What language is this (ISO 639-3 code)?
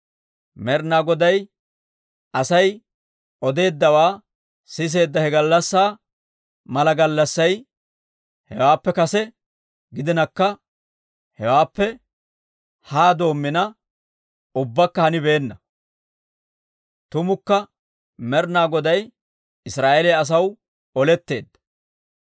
dwr